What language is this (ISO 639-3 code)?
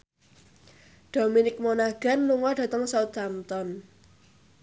jav